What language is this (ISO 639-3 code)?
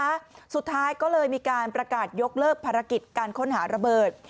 tha